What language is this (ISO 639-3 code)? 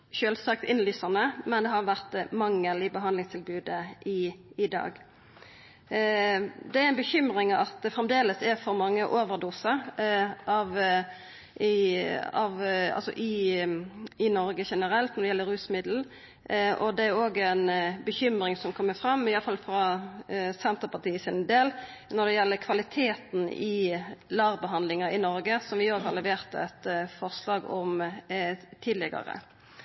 nno